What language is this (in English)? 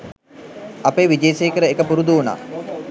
Sinhala